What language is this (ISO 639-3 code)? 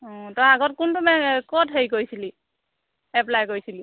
asm